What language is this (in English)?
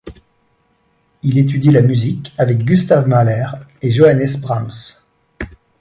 French